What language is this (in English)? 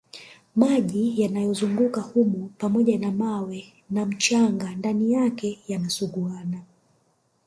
Swahili